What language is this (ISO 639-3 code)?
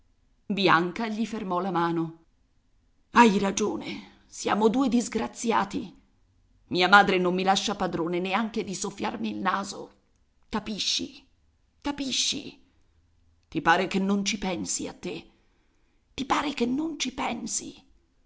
ita